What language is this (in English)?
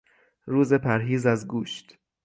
Persian